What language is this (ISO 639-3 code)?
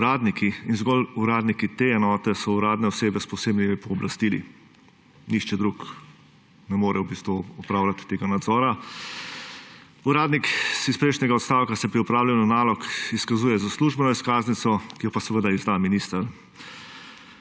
slv